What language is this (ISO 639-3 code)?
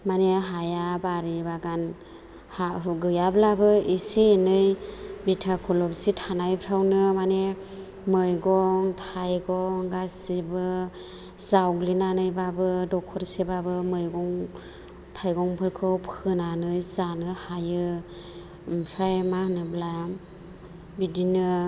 brx